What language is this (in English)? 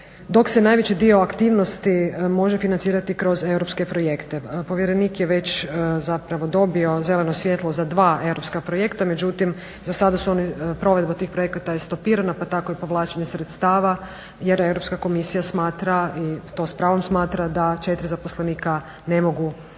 Croatian